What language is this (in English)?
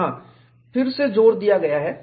Hindi